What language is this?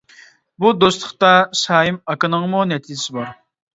Uyghur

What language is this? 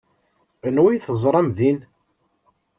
Kabyle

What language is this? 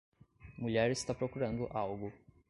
Portuguese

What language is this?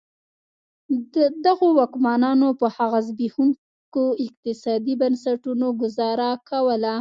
Pashto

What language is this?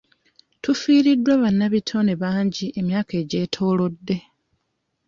Ganda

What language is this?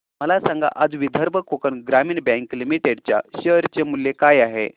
Marathi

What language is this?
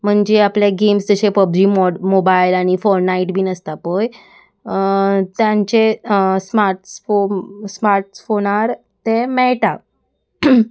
Konkani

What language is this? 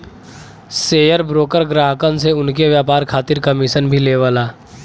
Bhojpuri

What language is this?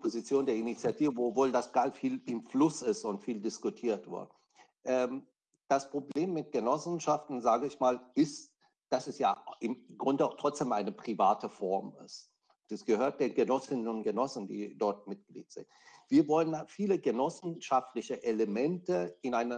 German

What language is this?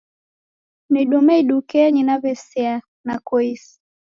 Taita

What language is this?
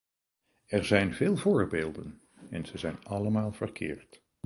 Dutch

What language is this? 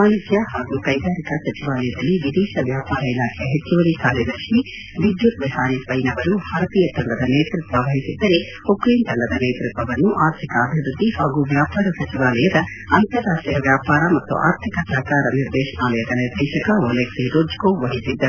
Kannada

